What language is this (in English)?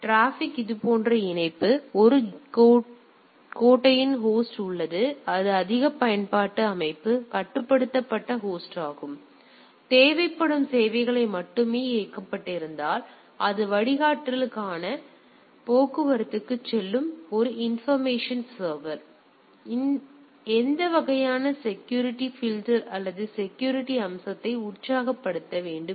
Tamil